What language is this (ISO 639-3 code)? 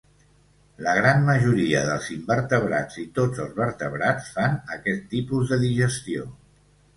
cat